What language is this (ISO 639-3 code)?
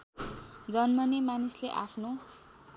nep